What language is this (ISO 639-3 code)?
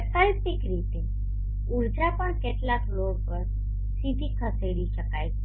guj